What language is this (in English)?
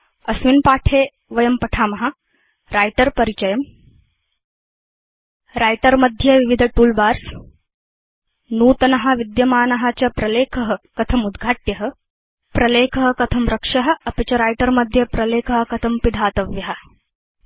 Sanskrit